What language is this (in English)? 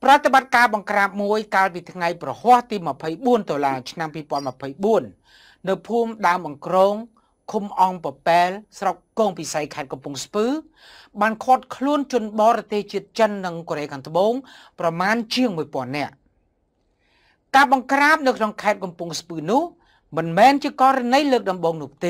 Thai